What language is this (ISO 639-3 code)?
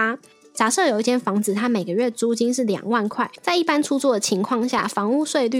zho